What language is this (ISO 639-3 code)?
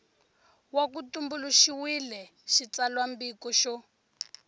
tso